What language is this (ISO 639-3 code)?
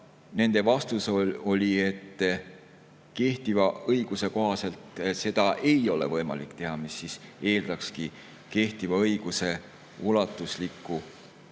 est